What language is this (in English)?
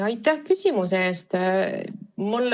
Estonian